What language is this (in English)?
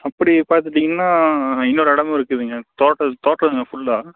Tamil